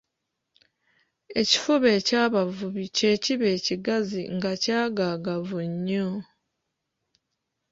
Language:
Ganda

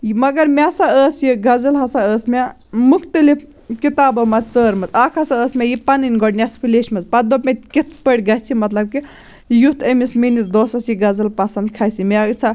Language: Kashmiri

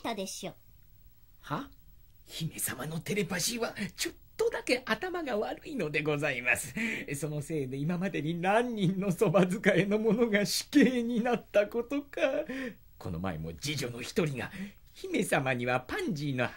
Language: Japanese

